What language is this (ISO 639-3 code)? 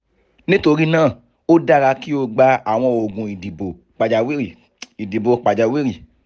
yor